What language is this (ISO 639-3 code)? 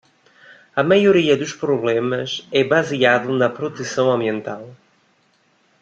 por